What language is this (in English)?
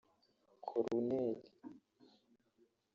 Kinyarwanda